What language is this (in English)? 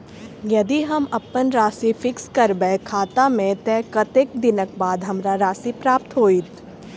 Maithili